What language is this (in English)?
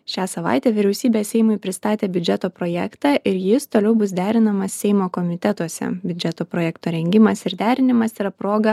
Lithuanian